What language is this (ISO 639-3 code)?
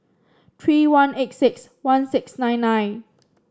eng